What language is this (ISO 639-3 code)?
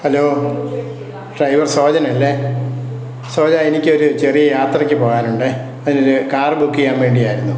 mal